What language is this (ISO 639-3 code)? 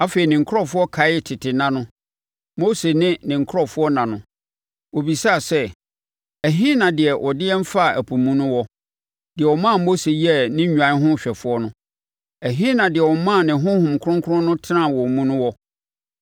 aka